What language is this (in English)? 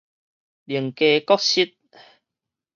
Min Nan Chinese